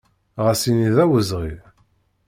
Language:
Kabyle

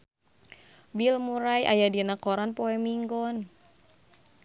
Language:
Sundanese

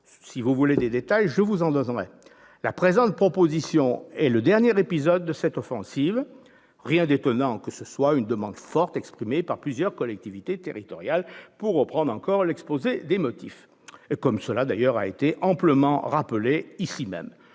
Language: French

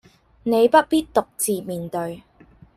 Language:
Cantonese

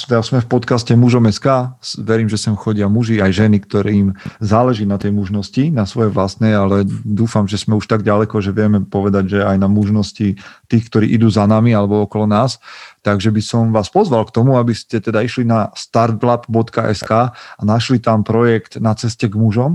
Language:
Slovak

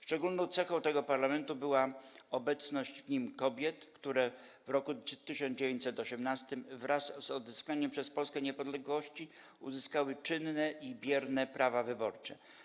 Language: Polish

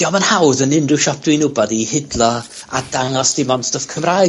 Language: Welsh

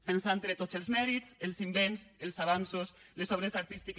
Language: Catalan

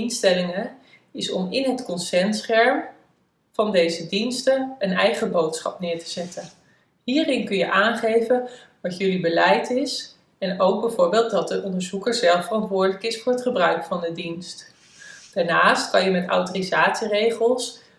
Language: Dutch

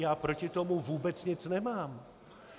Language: Czech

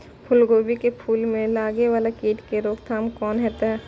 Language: Maithili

